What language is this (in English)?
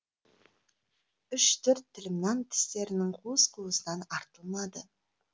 Kazakh